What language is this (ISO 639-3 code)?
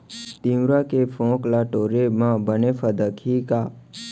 hne